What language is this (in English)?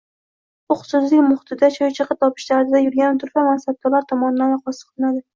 Uzbek